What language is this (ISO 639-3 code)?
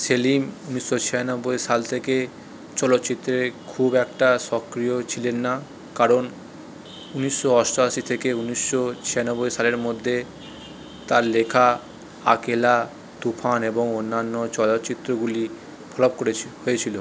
ben